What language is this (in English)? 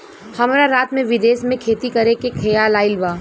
Bhojpuri